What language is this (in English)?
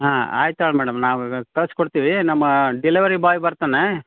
Kannada